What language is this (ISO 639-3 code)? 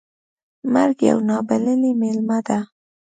pus